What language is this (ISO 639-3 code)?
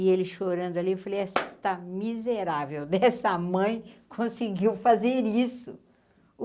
por